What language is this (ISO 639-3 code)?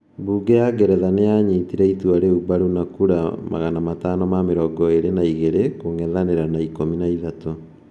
kik